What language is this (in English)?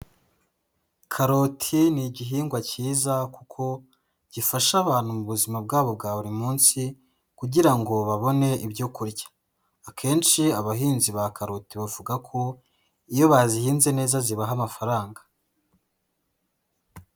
Kinyarwanda